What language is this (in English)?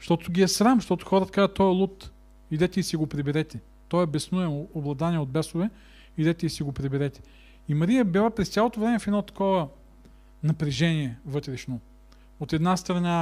Bulgarian